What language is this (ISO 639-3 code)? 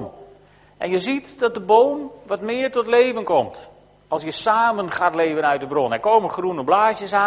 nld